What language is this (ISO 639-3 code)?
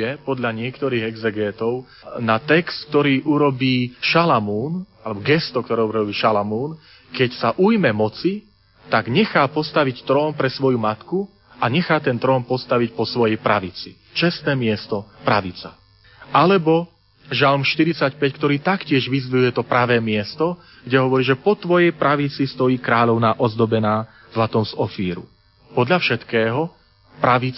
slk